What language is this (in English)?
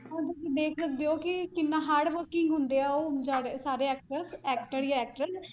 Punjabi